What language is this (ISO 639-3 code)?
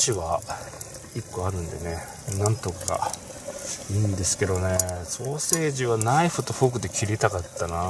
jpn